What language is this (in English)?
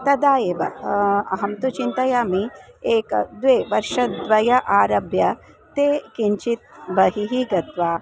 Sanskrit